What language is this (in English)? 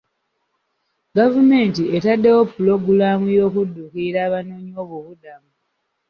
Ganda